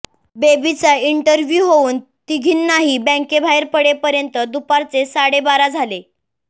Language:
Marathi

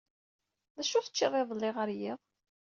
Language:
Kabyle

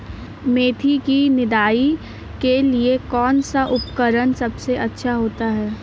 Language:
Hindi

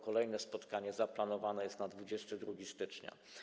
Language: Polish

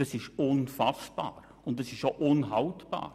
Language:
Swiss German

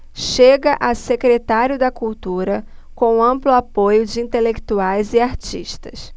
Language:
Portuguese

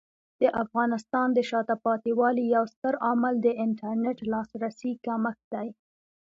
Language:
Pashto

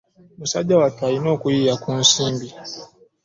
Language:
Ganda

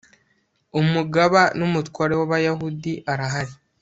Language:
Kinyarwanda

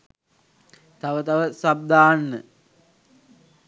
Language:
Sinhala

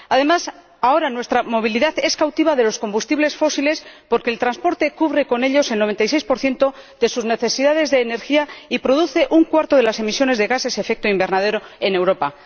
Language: Spanish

